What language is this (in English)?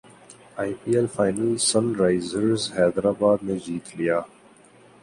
Urdu